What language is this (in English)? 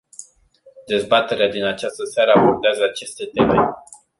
Romanian